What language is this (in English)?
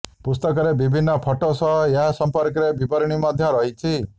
Odia